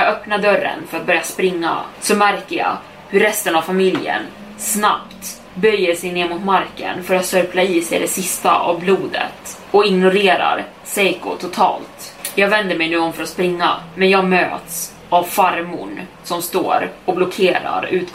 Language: Swedish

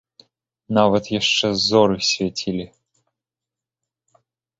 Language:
Belarusian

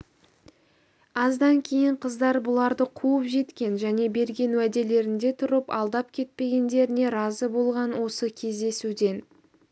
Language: Kazakh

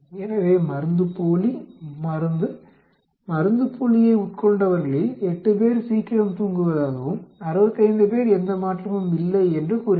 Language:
Tamil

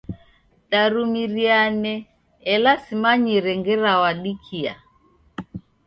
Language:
Taita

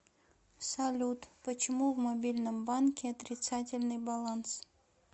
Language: Russian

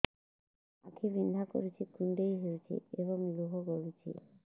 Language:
Odia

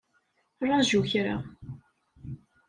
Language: Kabyle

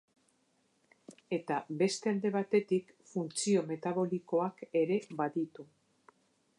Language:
Basque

